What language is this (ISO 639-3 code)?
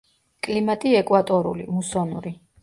kat